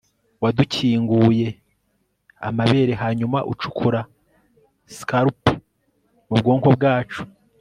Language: Kinyarwanda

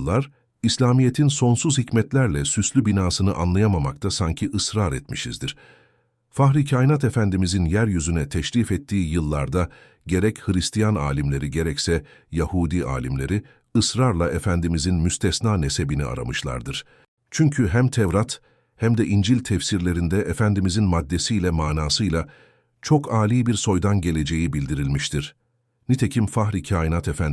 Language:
Turkish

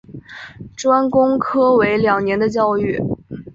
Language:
Chinese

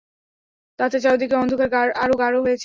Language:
Bangla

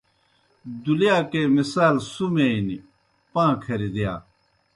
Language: Kohistani Shina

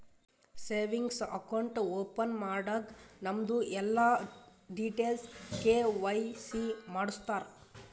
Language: Kannada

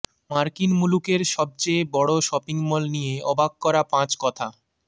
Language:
Bangla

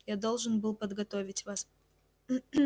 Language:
Russian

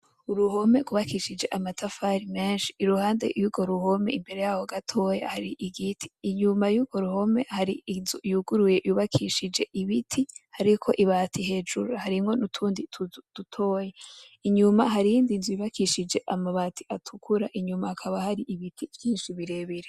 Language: Rundi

